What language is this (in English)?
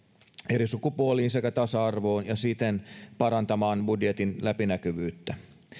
Finnish